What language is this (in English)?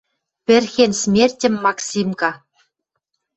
Western Mari